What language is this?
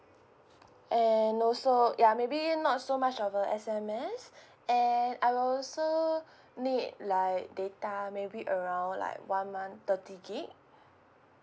English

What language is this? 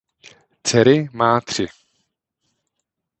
Czech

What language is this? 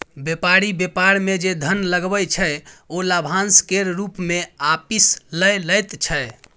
Maithili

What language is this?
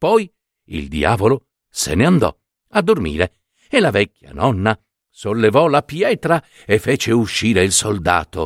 Italian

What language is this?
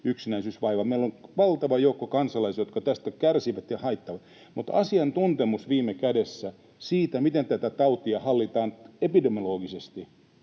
Finnish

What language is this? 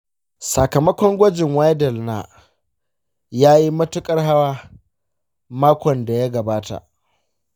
Hausa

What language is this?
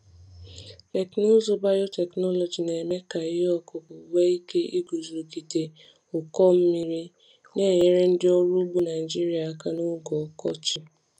Igbo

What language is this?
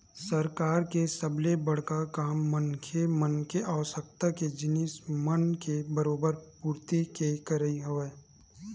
Chhattisgarhi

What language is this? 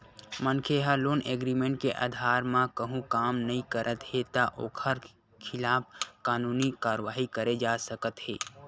Chhattisgarhi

